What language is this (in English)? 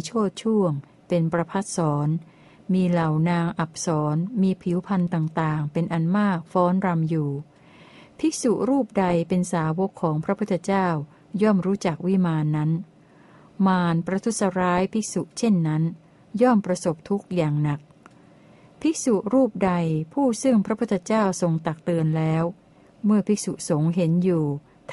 Thai